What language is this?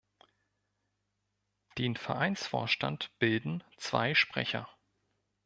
German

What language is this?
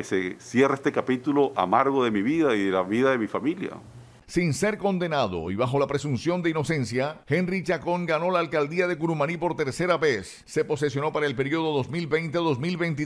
Spanish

